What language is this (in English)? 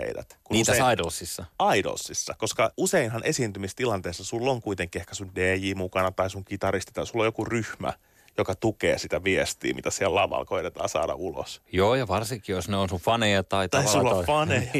Finnish